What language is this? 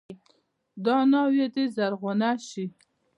Pashto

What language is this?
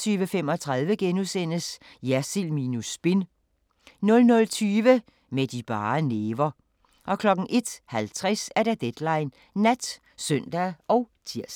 Danish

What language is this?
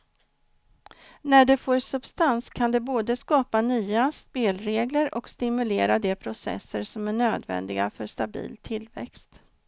Swedish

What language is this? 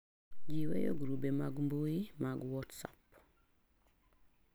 Luo (Kenya and Tanzania)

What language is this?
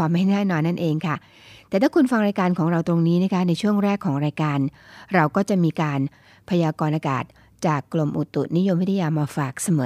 Thai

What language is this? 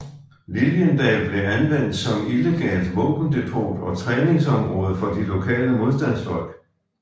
Danish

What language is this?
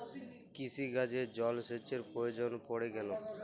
Bangla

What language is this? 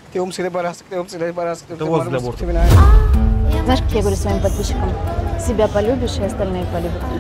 Russian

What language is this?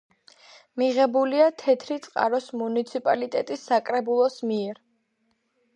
Georgian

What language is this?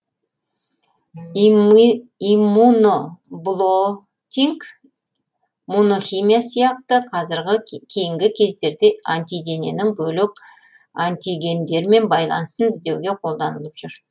Kazakh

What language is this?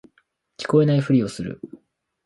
Japanese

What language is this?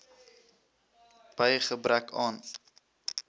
Afrikaans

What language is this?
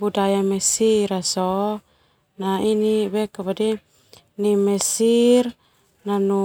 Termanu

